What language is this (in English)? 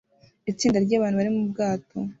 Kinyarwanda